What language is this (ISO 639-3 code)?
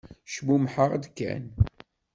kab